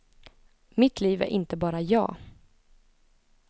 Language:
Swedish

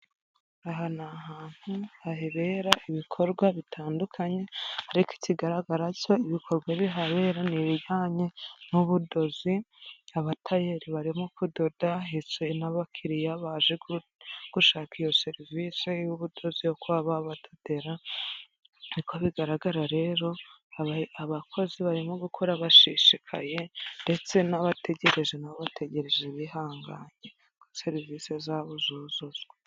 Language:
Kinyarwanda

